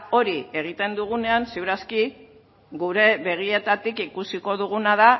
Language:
Basque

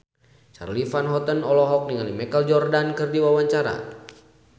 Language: Sundanese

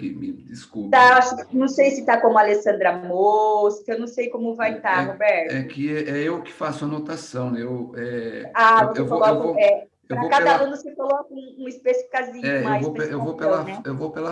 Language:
Portuguese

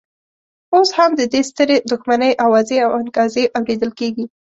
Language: Pashto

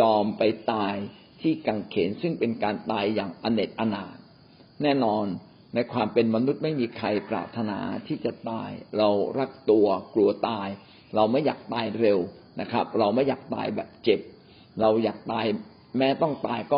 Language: Thai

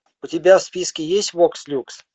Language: Russian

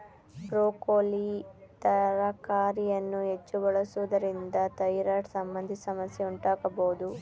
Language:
Kannada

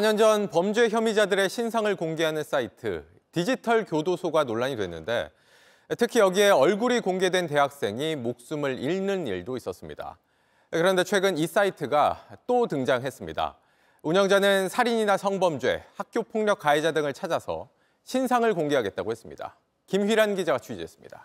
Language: Korean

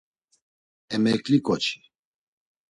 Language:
Laz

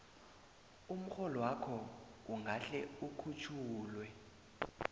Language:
South Ndebele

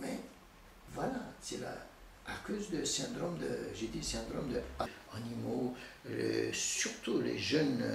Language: French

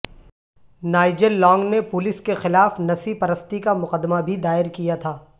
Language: Urdu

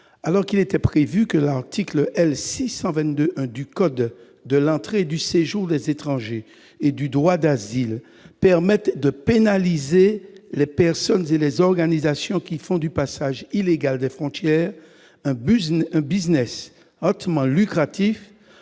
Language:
French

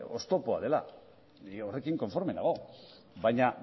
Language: Basque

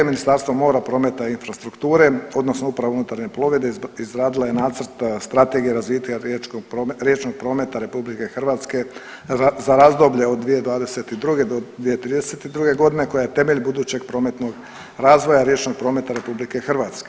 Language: Croatian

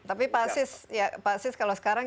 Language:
Indonesian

